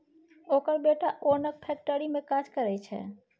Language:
Maithili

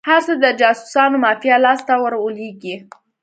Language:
Pashto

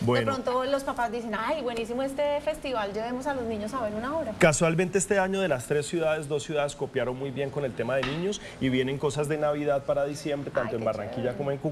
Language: Spanish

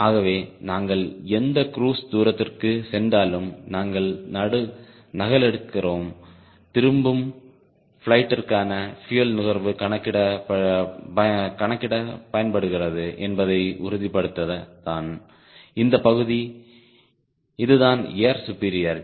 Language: Tamil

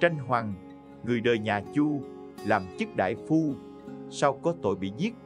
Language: Vietnamese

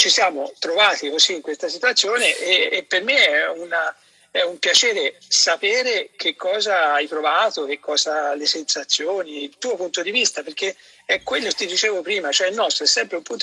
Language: Italian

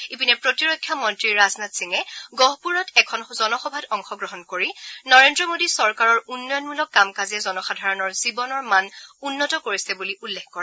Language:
Assamese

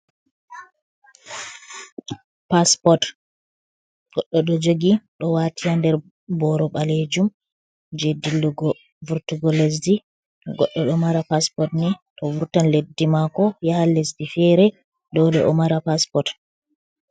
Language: Fula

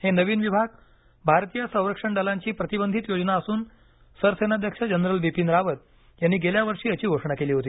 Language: Marathi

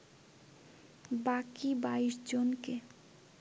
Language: Bangla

